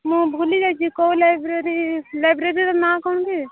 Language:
Odia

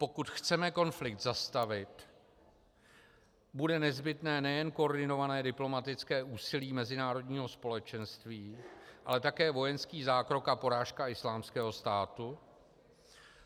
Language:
Czech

